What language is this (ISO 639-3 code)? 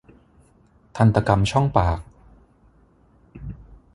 tha